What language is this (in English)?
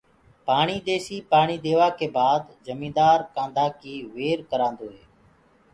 Gurgula